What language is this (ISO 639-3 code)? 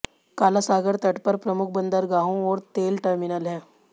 hin